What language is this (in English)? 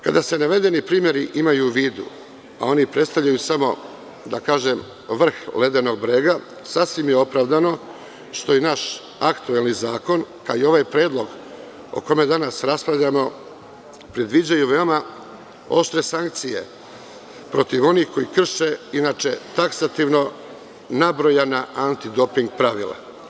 Serbian